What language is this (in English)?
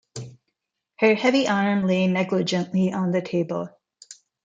English